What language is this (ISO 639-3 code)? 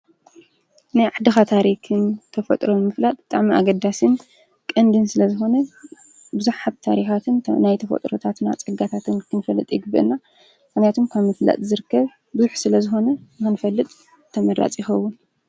tir